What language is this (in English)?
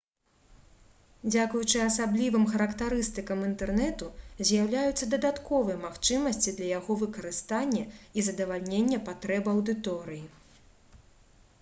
Belarusian